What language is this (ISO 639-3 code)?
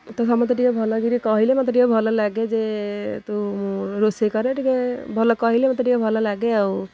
ori